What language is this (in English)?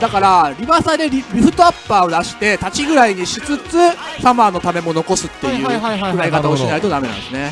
Japanese